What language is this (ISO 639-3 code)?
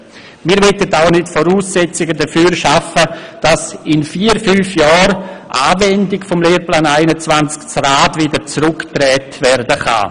gsw